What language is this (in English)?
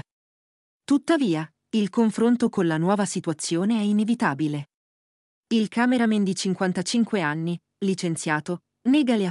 Italian